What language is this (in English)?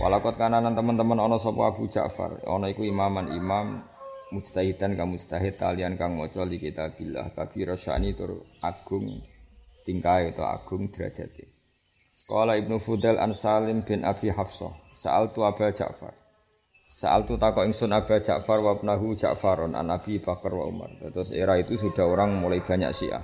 Malay